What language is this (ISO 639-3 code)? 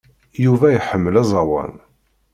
kab